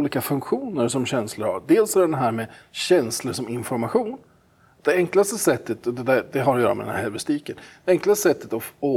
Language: Swedish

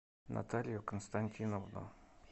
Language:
Russian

